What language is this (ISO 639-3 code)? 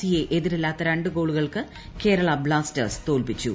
mal